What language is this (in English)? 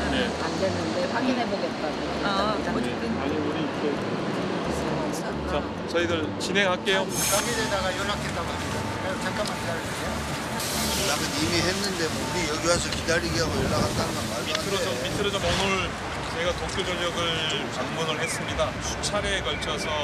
Korean